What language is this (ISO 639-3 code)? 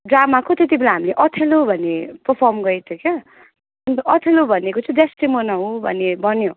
nep